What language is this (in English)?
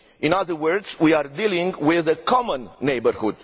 English